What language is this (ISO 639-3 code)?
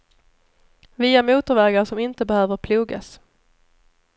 swe